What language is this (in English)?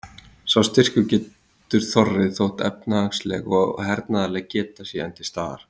Icelandic